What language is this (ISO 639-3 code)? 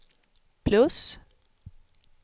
swe